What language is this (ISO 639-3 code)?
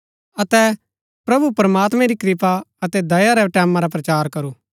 gbk